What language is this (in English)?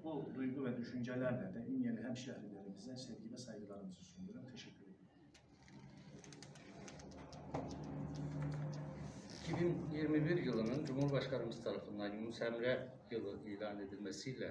Turkish